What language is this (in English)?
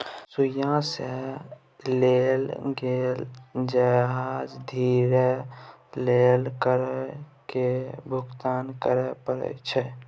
Maithili